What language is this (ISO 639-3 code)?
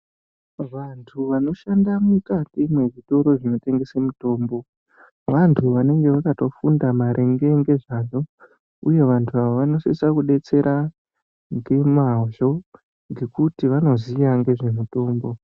ndc